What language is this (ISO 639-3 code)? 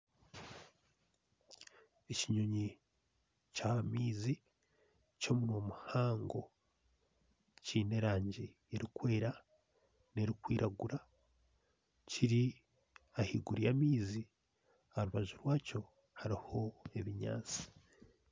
nyn